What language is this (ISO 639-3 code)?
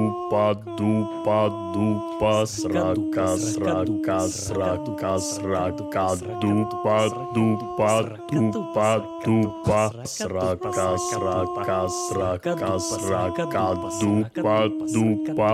ukr